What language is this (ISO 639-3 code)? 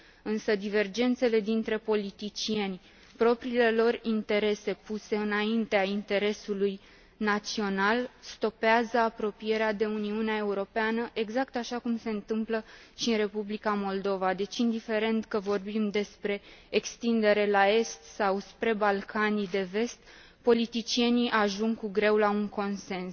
ron